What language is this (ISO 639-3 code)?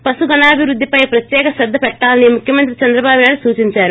tel